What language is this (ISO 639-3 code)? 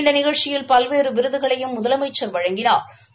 tam